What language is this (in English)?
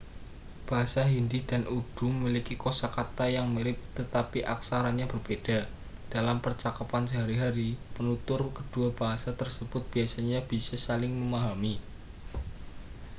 Indonesian